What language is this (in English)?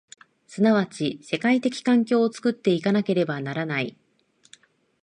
Japanese